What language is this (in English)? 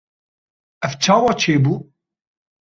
Kurdish